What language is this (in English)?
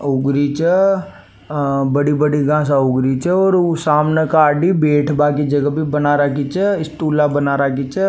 Rajasthani